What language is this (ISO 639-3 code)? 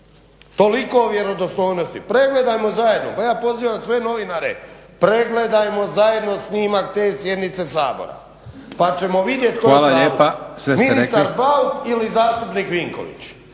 hrv